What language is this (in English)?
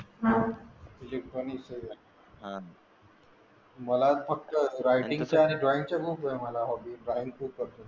Marathi